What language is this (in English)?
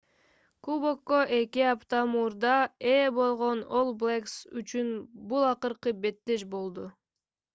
Kyrgyz